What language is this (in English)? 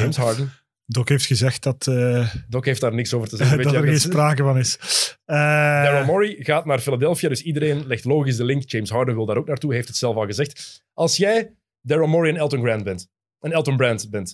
Dutch